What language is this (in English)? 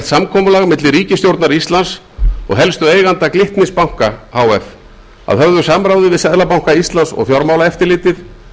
Icelandic